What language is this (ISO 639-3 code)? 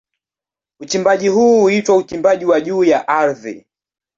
swa